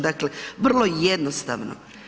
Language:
Croatian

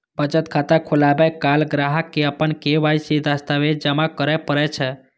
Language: Maithili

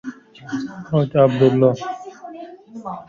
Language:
Persian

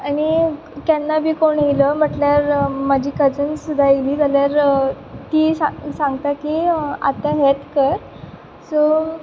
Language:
Konkani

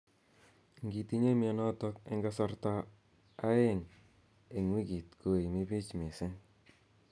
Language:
Kalenjin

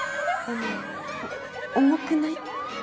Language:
Japanese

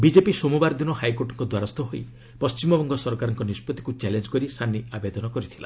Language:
Odia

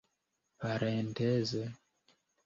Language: Esperanto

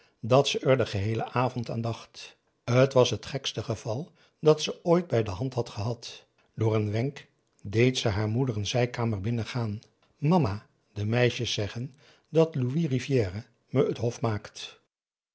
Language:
Dutch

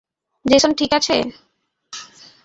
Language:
Bangla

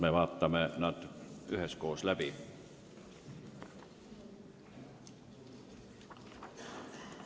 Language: Estonian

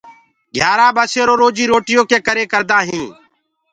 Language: Gurgula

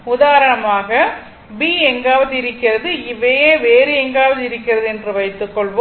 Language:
Tamil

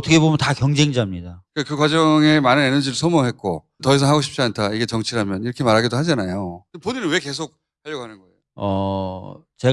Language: Korean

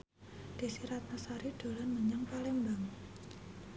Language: Javanese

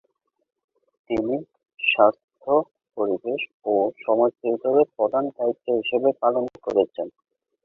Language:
Bangla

